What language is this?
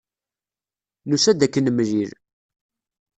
Kabyle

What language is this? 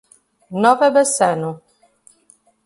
Portuguese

